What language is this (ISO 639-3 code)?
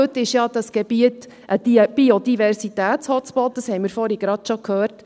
gsw